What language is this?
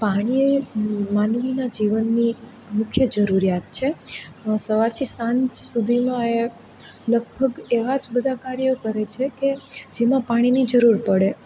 Gujarati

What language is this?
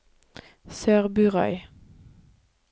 Norwegian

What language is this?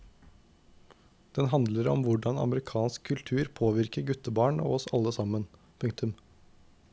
Norwegian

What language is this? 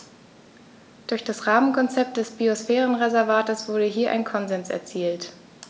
German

